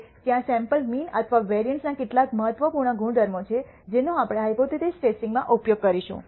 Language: Gujarati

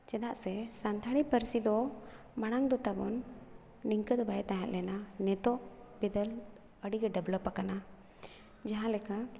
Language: Santali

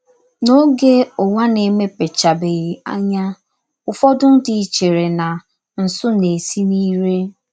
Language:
Igbo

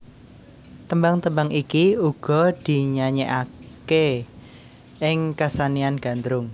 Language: Javanese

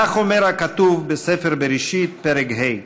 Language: Hebrew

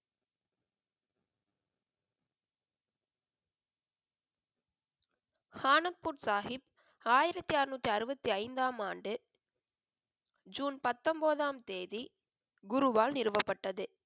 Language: Tamil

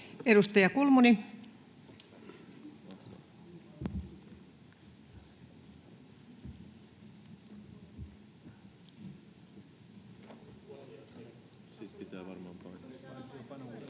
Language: Finnish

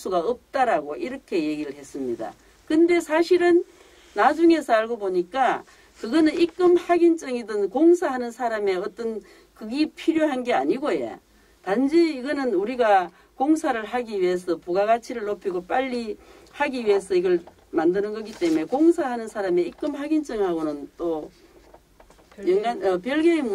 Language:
Korean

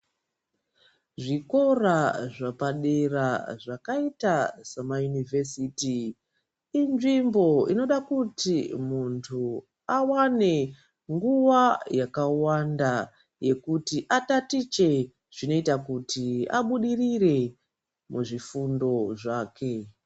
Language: Ndau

